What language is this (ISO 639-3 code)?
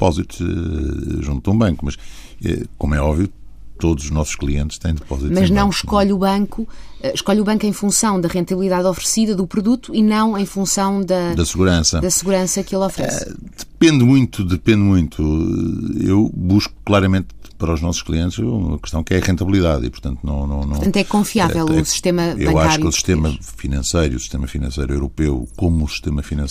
por